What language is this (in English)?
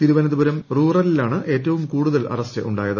Malayalam